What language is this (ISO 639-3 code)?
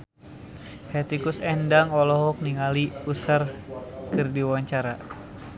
sun